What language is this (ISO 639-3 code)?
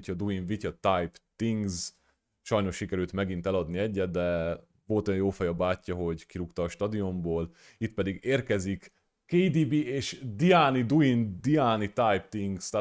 hun